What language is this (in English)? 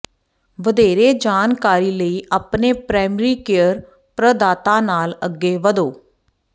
Punjabi